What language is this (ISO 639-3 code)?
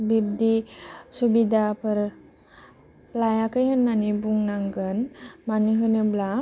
brx